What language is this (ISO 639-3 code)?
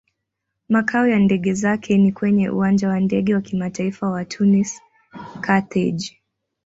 swa